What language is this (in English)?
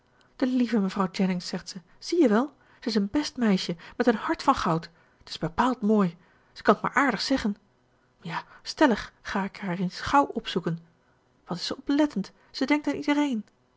Dutch